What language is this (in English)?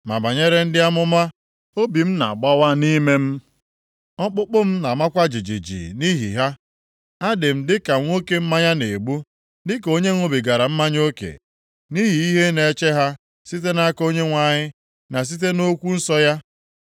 Igbo